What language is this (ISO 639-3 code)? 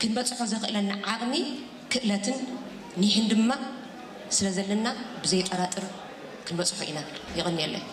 ara